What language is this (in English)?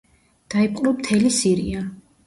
Georgian